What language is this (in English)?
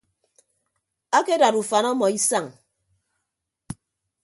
Ibibio